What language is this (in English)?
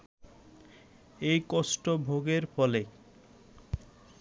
Bangla